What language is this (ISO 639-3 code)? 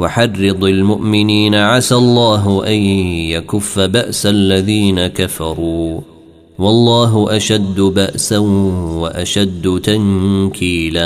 ara